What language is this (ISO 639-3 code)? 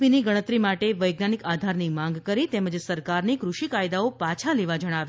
guj